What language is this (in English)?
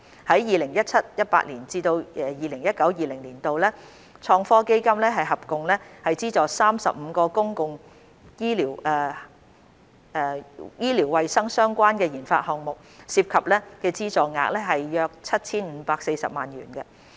Cantonese